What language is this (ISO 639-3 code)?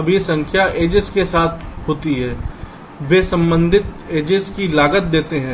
hin